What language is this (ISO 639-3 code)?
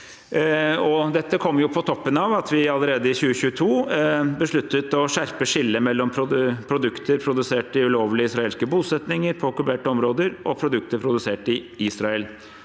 nor